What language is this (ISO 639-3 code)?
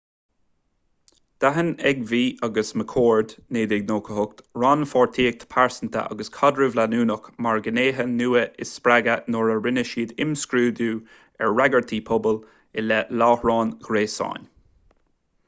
gle